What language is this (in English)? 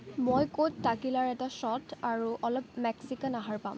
Assamese